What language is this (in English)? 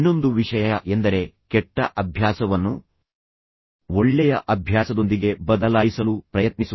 Kannada